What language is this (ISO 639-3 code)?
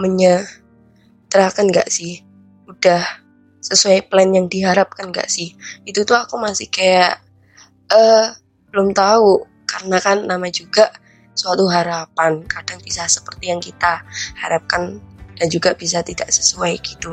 ind